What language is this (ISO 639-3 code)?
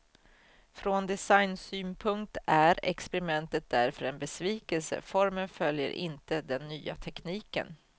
swe